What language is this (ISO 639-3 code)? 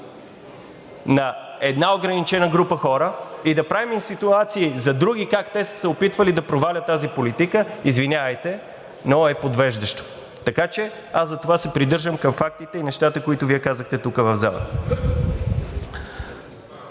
bul